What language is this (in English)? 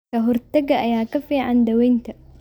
Somali